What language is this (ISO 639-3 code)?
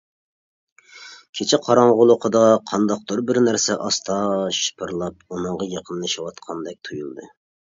uig